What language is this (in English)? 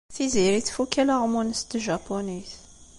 Kabyle